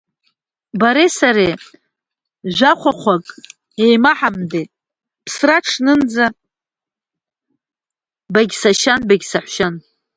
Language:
Abkhazian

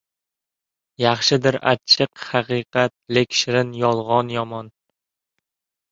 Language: Uzbek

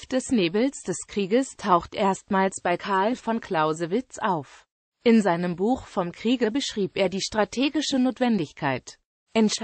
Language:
German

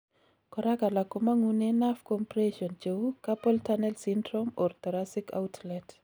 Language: Kalenjin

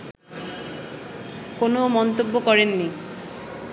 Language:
Bangla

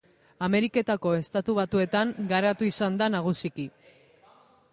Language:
Basque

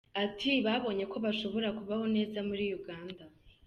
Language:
Kinyarwanda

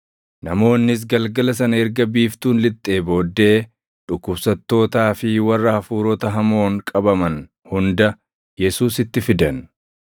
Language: Oromo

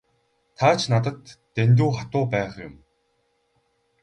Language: Mongolian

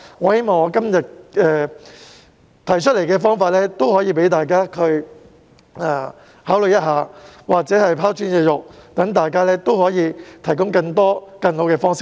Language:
Cantonese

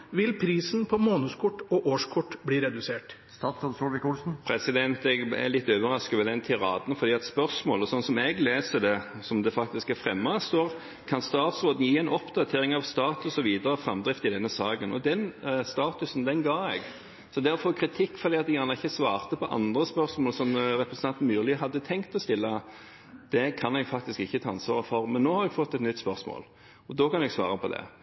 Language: Norwegian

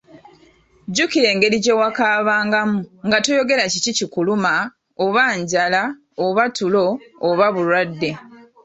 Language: Ganda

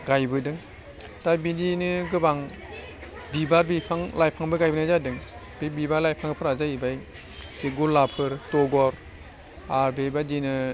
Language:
Bodo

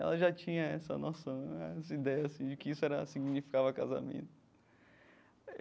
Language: Portuguese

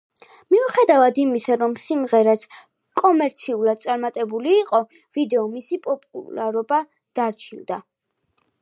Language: Georgian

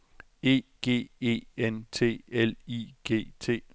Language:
Danish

